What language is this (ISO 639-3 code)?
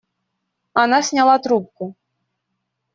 rus